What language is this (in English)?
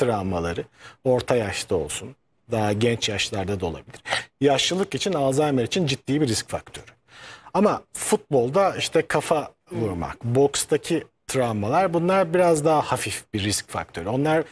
Turkish